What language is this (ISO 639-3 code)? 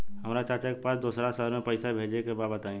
bho